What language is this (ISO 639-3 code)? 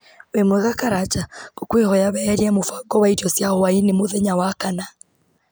kik